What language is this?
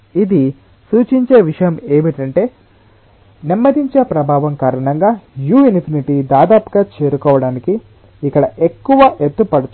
Telugu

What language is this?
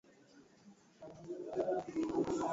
Swahili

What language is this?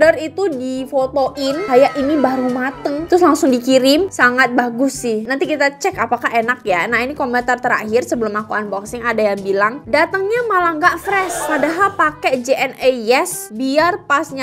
Indonesian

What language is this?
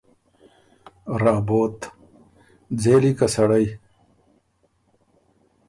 Ormuri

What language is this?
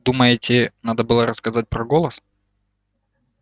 Russian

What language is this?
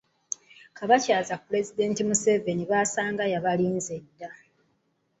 Ganda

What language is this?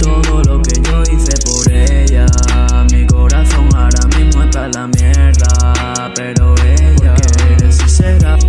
Spanish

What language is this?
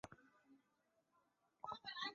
Chinese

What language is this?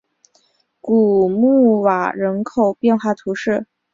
Chinese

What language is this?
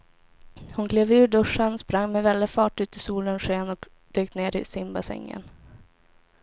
Swedish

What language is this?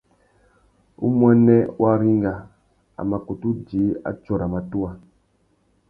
Tuki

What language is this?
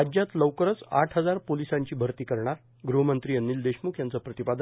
Marathi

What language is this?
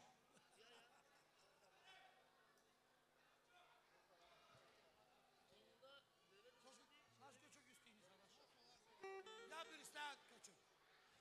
Turkish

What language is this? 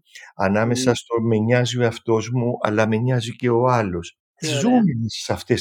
Greek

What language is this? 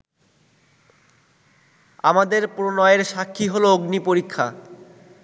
Bangla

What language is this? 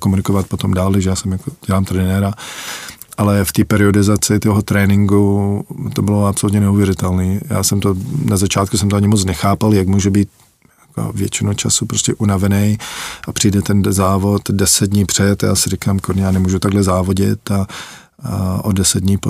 Czech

